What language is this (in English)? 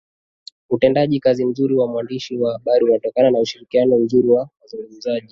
Swahili